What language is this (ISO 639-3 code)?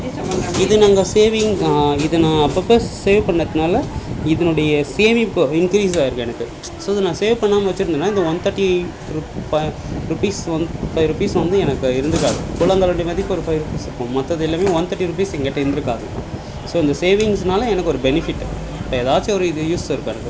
tam